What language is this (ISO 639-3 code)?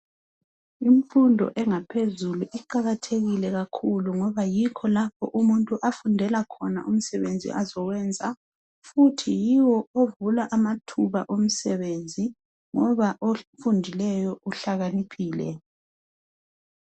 nde